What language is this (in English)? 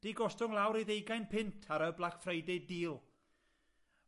Welsh